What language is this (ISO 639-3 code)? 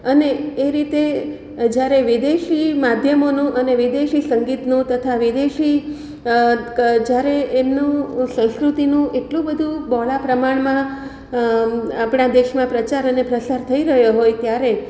guj